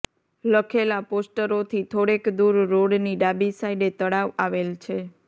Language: Gujarati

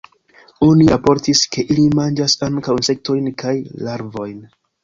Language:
Esperanto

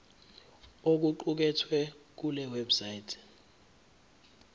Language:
Zulu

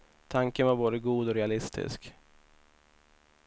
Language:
Swedish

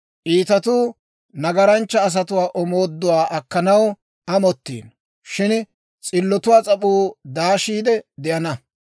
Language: Dawro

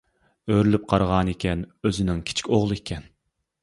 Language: Uyghur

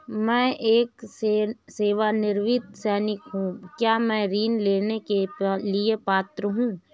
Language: Hindi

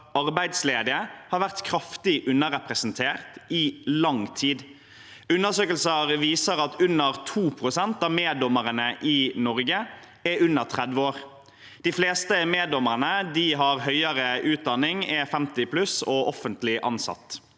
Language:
Norwegian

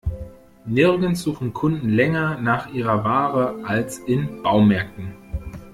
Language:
German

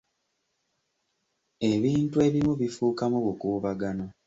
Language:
Ganda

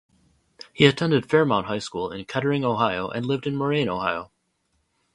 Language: English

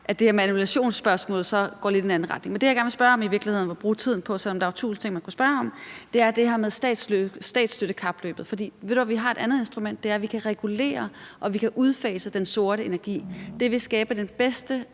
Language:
Danish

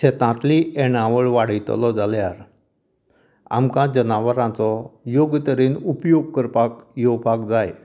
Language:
Konkani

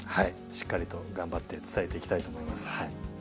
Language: Japanese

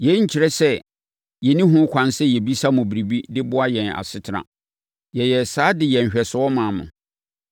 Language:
Akan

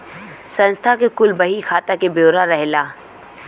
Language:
Bhojpuri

